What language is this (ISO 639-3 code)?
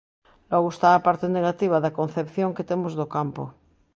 glg